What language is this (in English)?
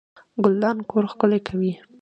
Pashto